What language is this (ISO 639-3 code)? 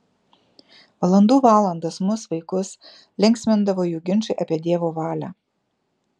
lit